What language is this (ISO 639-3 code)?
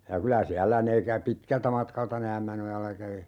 fin